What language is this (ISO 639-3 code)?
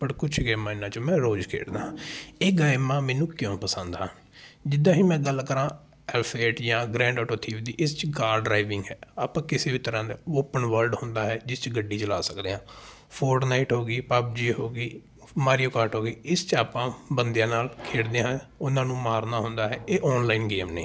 pan